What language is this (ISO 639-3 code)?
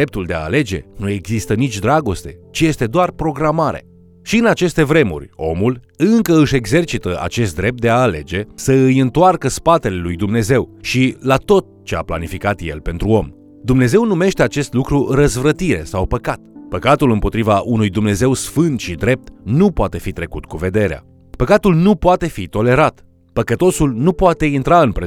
ron